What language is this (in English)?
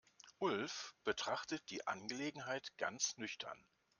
German